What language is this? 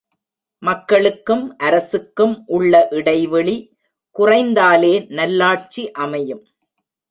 Tamil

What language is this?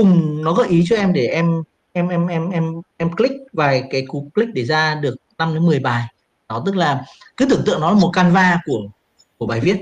Vietnamese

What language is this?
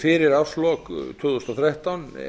Icelandic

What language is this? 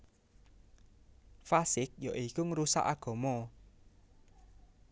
Javanese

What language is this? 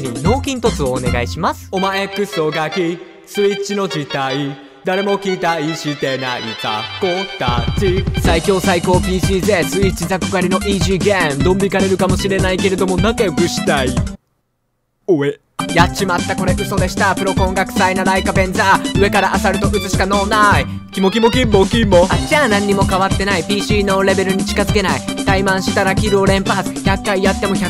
Japanese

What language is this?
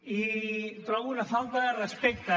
Catalan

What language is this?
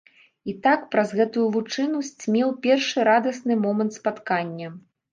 Belarusian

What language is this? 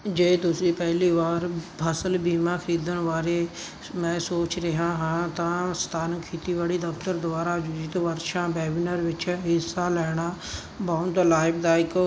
Punjabi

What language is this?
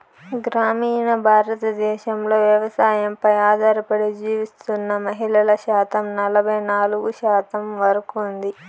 Telugu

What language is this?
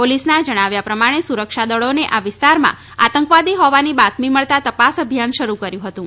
Gujarati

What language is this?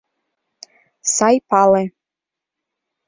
Mari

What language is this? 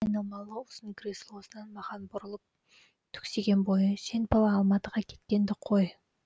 Kazakh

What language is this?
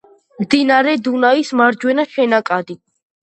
Georgian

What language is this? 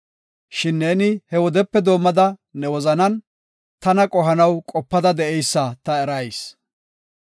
Gofa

